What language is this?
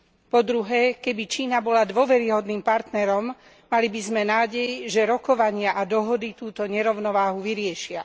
Slovak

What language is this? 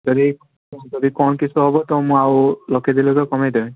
Odia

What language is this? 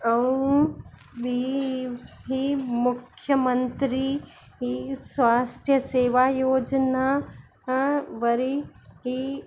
Sindhi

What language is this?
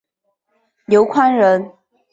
Chinese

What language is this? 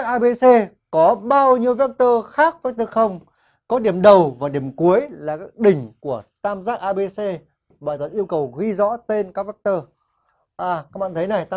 Vietnamese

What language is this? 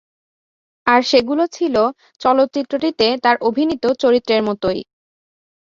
Bangla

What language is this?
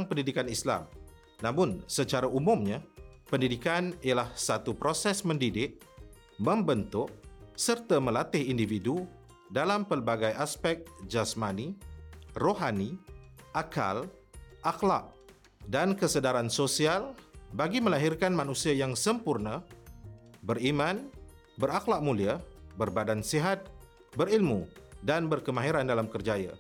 Malay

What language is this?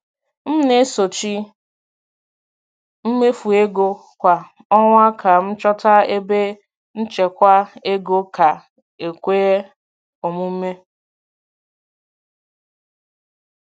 Igbo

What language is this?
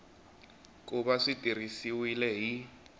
Tsonga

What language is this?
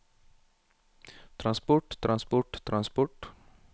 Norwegian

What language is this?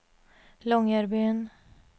Norwegian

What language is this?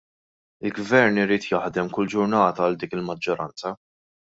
Maltese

